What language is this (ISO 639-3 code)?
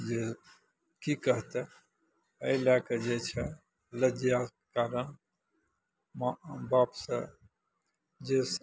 mai